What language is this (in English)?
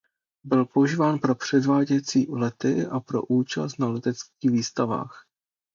Czech